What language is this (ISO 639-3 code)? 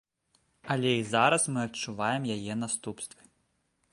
bel